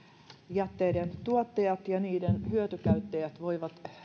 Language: Finnish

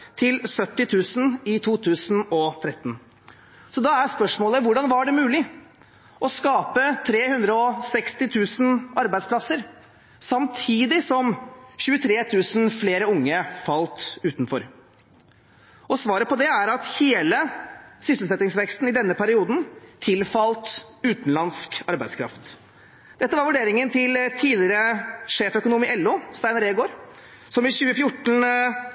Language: Norwegian Bokmål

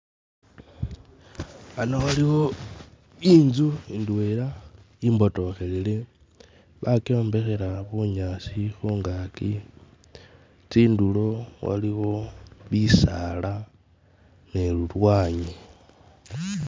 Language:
Masaaba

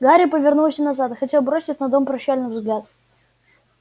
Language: Russian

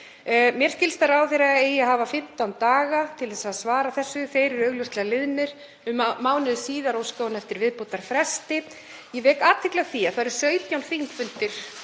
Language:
Icelandic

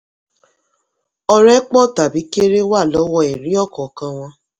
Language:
Yoruba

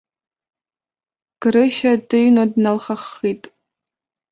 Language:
Abkhazian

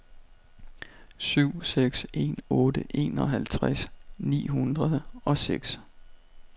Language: Danish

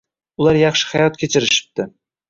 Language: Uzbek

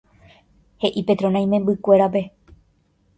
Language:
Guarani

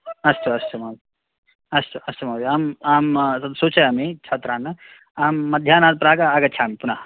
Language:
Sanskrit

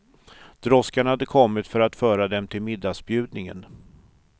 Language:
Swedish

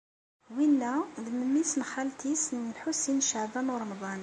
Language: Kabyle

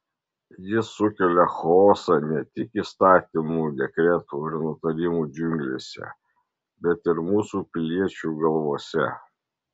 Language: Lithuanian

